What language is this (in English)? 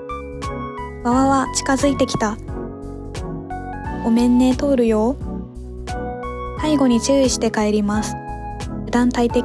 Japanese